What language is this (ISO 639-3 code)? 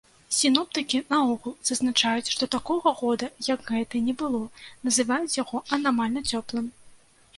bel